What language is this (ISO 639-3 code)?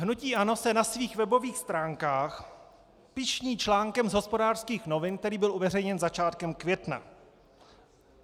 ces